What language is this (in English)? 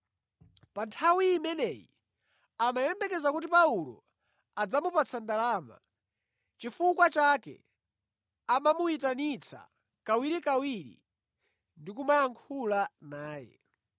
Nyanja